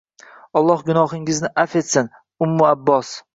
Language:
Uzbek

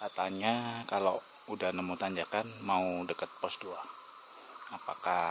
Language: Indonesian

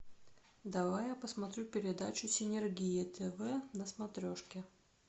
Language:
Russian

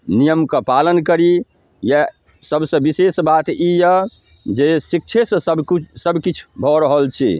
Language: Maithili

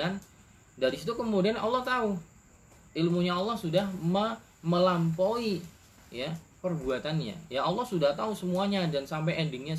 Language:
Indonesian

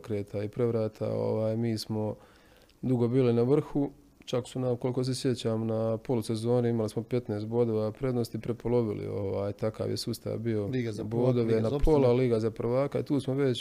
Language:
Croatian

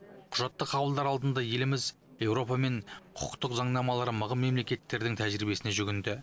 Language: Kazakh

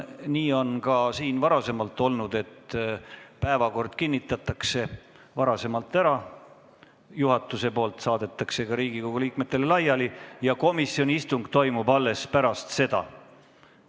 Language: Estonian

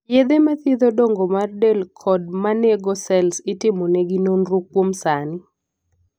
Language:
Luo (Kenya and Tanzania)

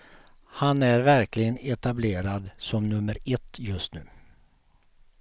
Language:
Swedish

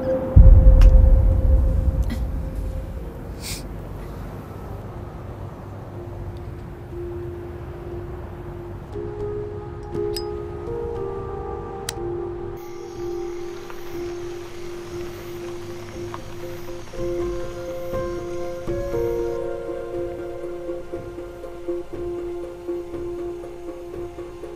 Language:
Vietnamese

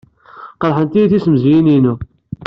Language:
Kabyle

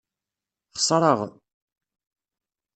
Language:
Kabyle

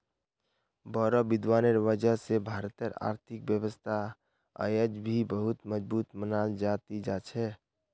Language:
Magahi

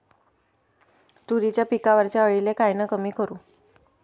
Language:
Marathi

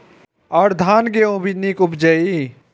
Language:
Maithili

